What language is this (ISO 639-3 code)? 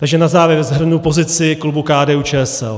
ces